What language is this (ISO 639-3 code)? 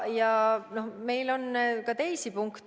est